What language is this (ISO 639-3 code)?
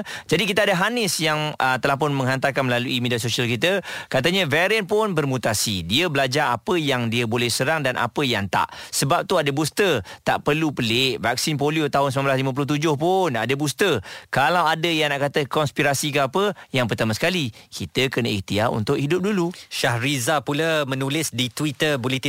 msa